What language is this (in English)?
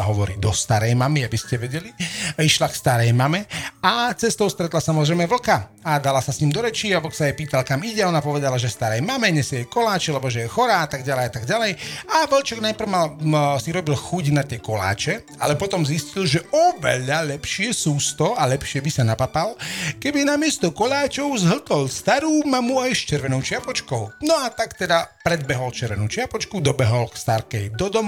Slovak